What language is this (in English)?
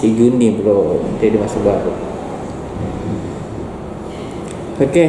Indonesian